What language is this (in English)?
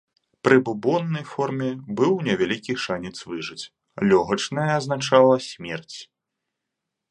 Belarusian